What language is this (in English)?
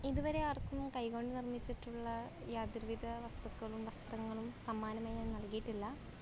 Malayalam